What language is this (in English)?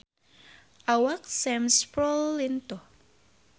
Sundanese